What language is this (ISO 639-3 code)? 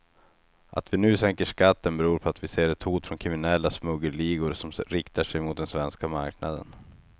swe